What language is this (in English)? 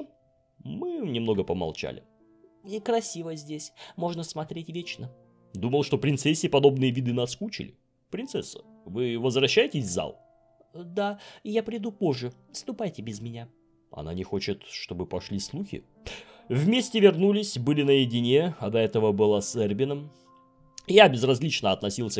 Russian